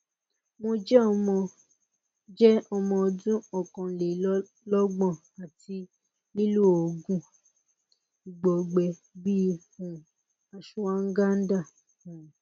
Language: Yoruba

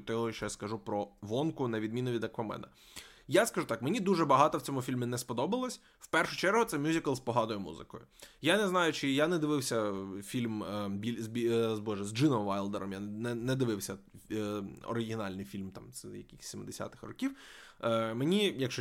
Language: Ukrainian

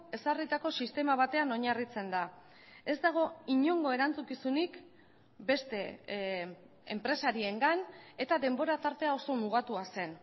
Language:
Basque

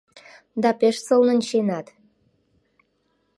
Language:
Mari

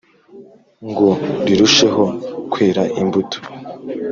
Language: Kinyarwanda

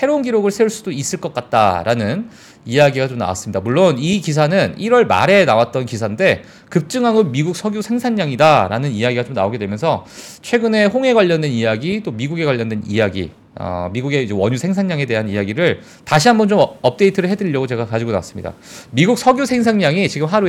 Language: Korean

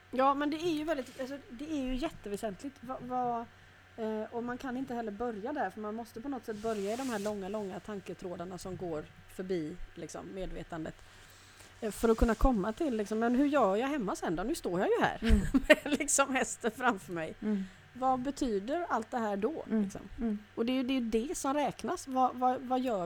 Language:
Swedish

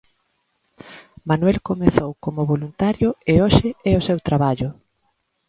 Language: Galician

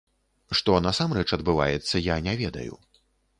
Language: Belarusian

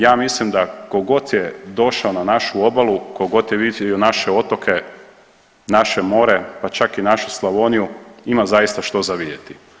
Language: Croatian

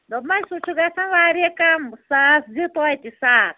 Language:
Kashmiri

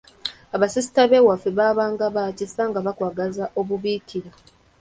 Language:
Ganda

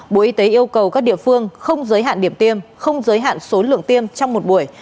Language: Vietnamese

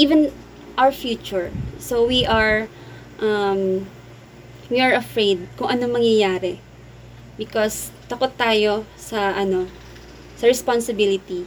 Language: Filipino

